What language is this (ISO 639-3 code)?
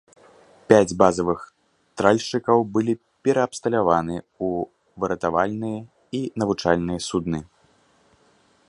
bel